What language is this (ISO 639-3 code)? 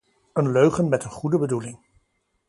nld